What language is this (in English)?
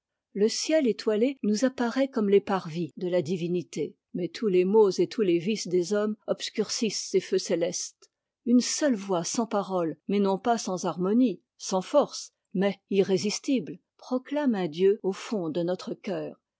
French